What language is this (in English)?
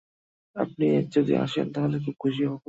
Bangla